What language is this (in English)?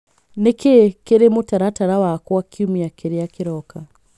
Kikuyu